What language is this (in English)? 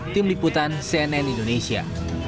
Indonesian